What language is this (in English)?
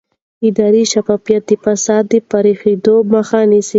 Pashto